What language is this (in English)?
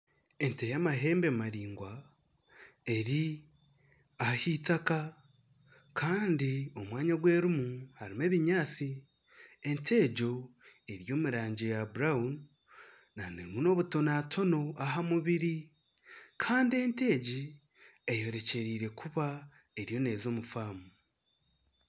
Nyankole